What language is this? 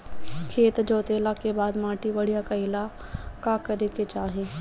Bhojpuri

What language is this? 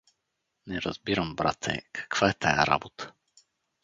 Bulgarian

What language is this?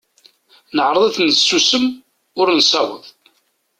Kabyle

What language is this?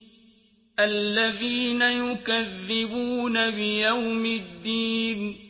Arabic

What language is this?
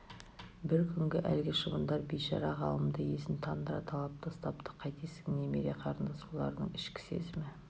Kazakh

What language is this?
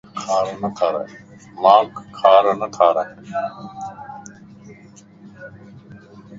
Lasi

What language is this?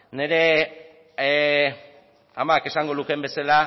Basque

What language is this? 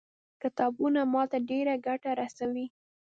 Pashto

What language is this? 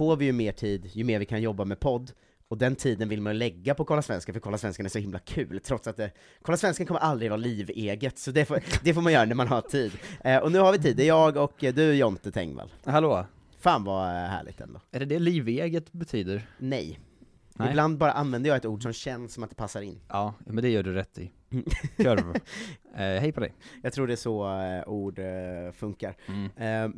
Swedish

